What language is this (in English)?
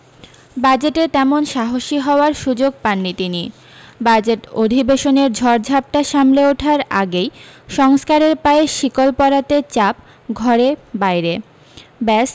Bangla